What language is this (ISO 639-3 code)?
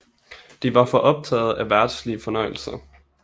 dan